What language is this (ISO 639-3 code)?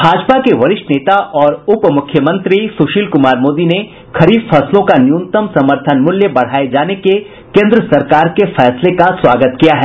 hin